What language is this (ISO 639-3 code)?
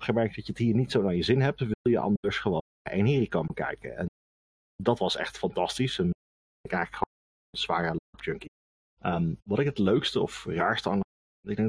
nld